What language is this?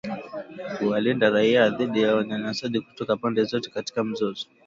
Swahili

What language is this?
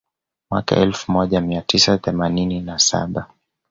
Swahili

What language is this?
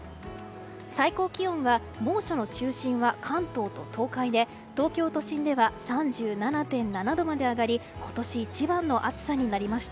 Japanese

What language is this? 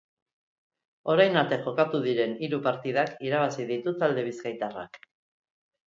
Basque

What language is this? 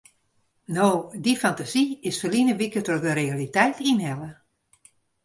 Western Frisian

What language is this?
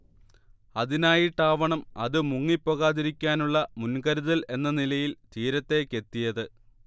Malayalam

